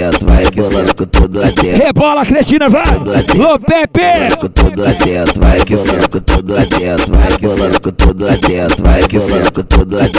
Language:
Portuguese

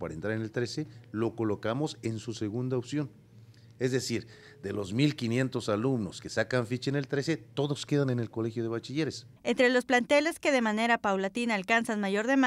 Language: Spanish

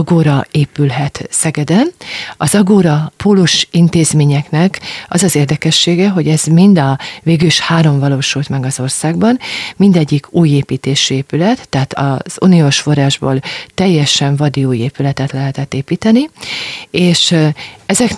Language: Hungarian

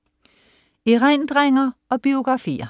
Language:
Danish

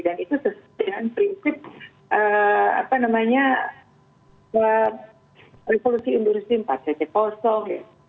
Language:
Indonesian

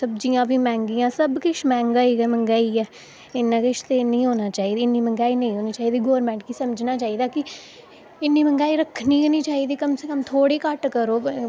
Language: Dogri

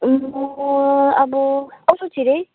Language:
Nepali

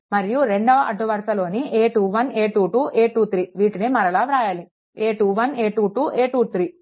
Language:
Telugu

